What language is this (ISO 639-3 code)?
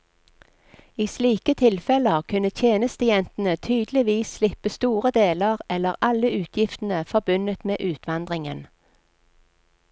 nor